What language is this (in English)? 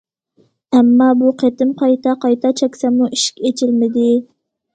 Uyghur